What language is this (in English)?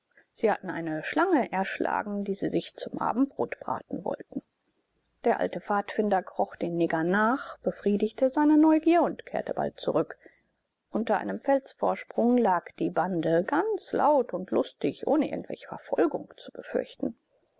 German